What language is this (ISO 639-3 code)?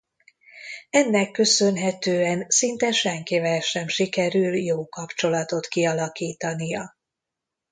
hun